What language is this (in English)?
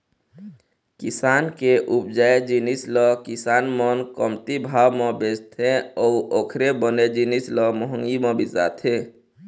Chhattisgarhi